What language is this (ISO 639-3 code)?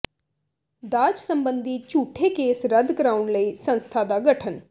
pan